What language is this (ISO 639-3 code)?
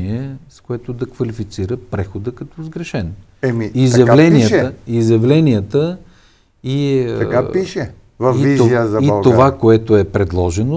bul